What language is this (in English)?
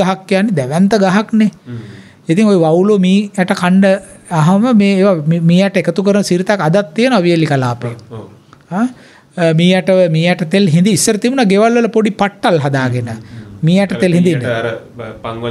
Indonesian